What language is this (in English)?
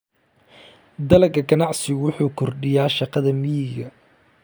Somali